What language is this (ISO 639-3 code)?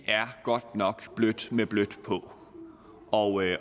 dan